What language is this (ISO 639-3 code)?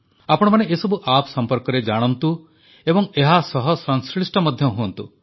ori